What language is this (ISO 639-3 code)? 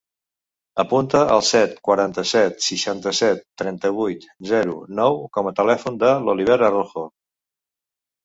cat